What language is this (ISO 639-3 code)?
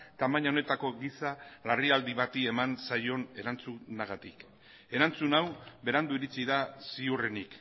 eus